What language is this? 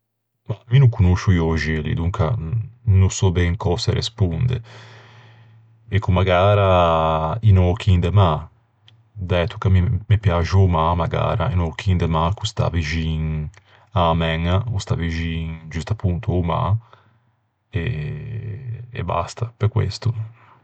Ligurian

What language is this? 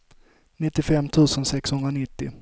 Swedish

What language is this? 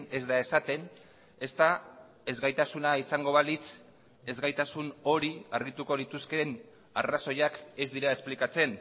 Basque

